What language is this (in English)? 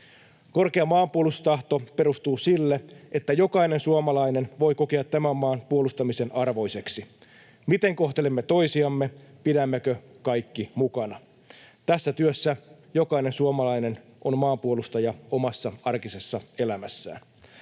Finnish